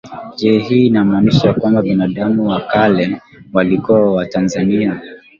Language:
Swahili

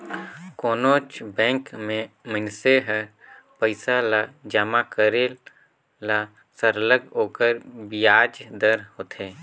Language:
Chhattisgarhi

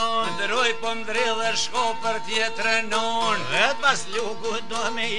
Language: Romanian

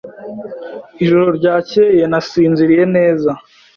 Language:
Kinyarwanda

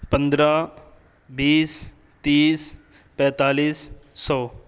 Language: Urdu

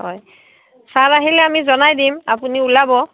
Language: Assamese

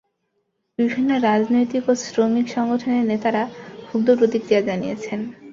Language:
Bangla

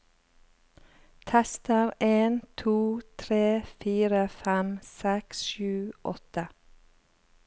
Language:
Norwegian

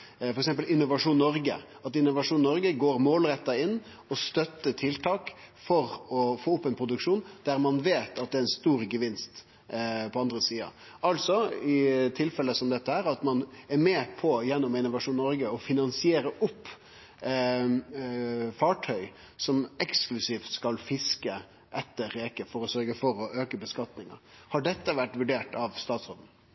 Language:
Norwegian Nynorsk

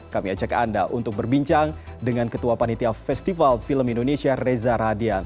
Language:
Indonesian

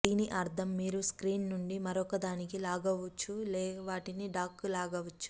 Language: Telugu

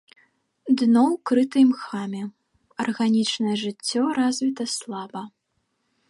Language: Belarusian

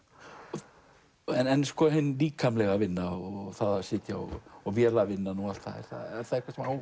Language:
Icelandic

